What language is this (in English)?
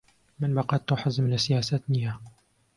Central Kurdish